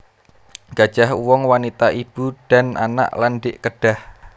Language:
Javanese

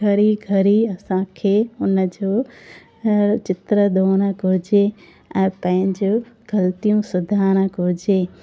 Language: Sindhi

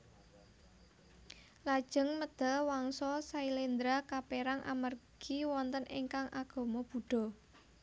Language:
Javanese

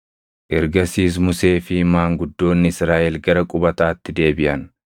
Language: Oromo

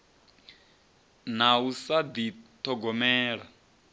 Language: Venda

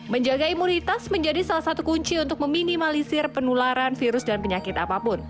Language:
Indonesian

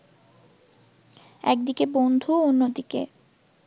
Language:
Bangla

